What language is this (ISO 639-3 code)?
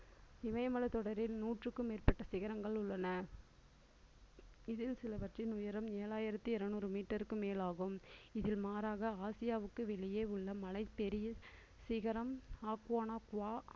tam